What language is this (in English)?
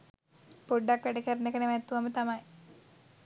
Sinhala